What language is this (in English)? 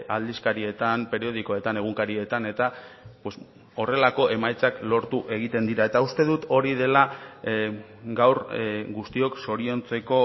Basque